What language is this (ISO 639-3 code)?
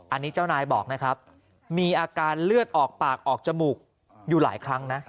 tha